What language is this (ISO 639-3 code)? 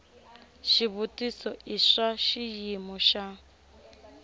tso